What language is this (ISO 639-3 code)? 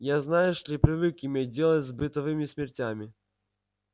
rus